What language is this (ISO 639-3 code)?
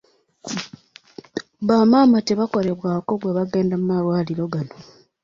lug